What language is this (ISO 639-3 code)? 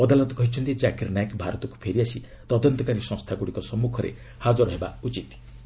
ori